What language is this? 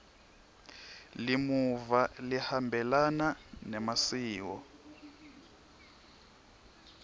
Swati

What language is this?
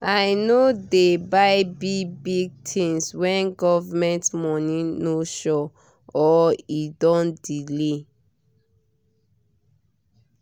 Nigerian Pidgin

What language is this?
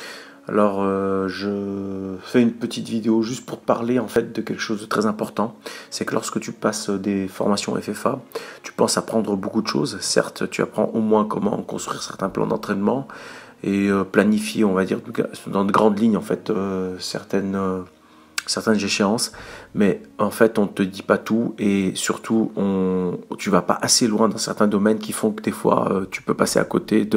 French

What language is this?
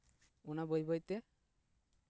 Santali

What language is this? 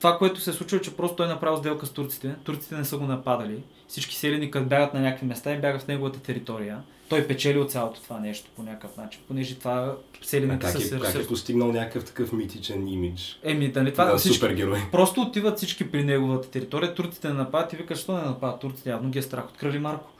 Bulgarian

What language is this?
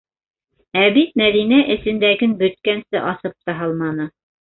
Bashkir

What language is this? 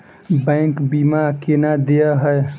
Maithili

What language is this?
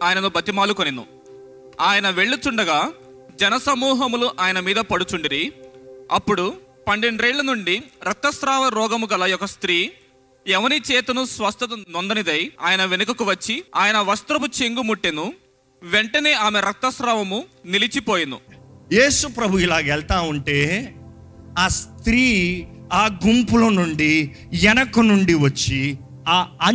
Telugu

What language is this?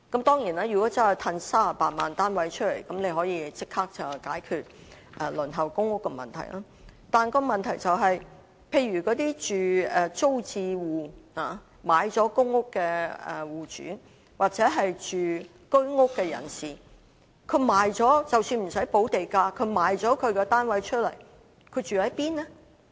Cantonese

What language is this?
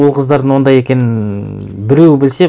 Kazakh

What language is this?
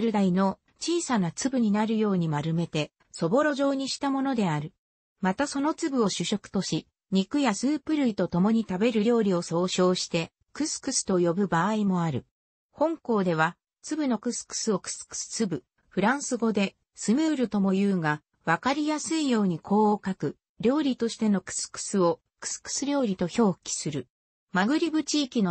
Japanese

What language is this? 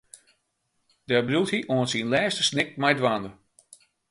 Western Frisian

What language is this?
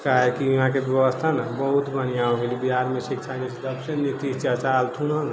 Maithili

